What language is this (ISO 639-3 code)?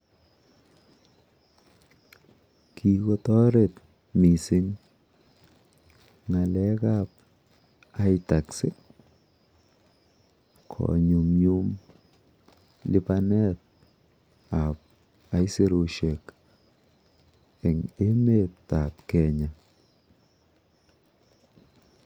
kln